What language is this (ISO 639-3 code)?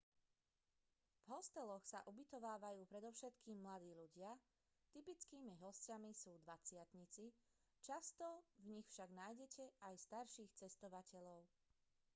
slk